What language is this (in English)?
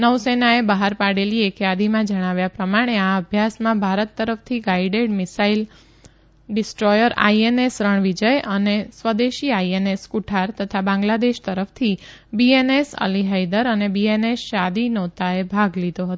Gujarati